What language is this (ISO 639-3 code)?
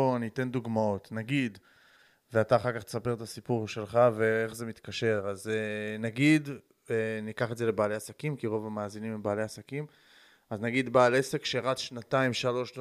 heb